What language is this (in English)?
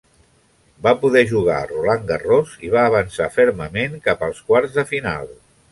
Catalan